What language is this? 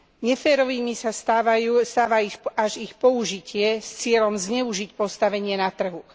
Slovak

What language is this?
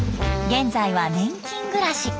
Japanese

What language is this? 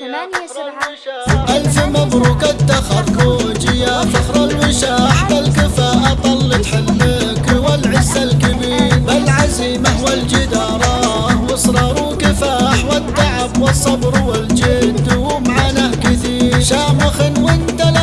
Arabic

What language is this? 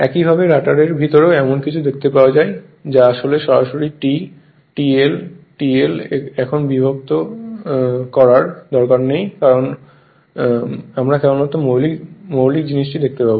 Bangla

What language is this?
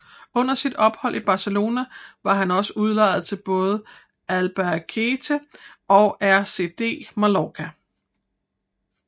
Danish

